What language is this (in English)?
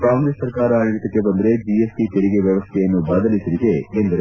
Kannada